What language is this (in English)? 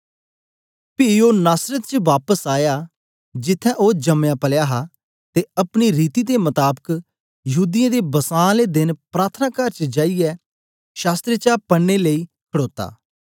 Dogri